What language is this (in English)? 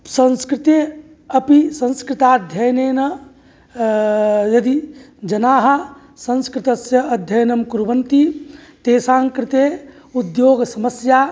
Sanskrit